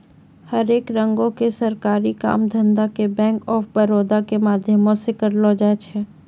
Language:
Maithili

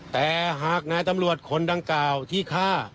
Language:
Thai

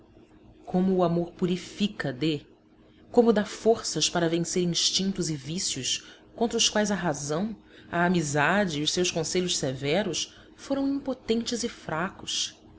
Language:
Portuguese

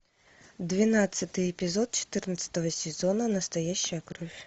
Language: Russian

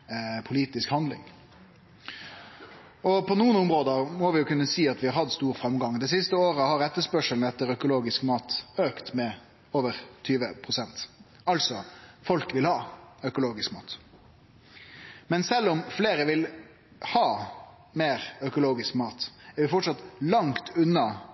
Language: Norwegian Nynorsk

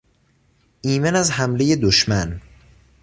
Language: Persian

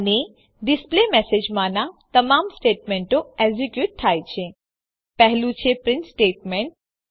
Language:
Gujarati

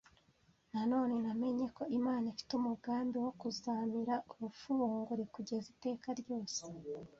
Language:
Kinyarwanda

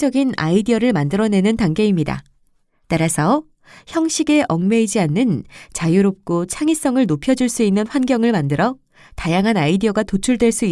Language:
Korean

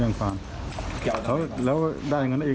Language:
Thai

